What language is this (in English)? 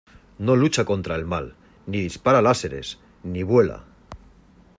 Spanish